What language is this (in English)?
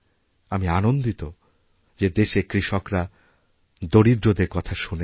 Bangla